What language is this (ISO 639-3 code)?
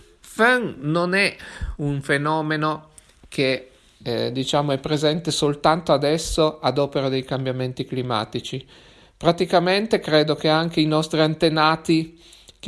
ita